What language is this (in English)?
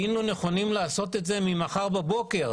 Hebrew